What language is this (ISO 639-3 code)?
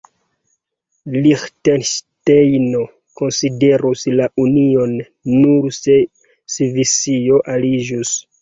epo